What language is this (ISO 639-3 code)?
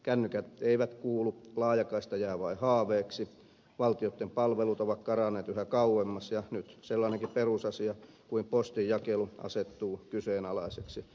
fin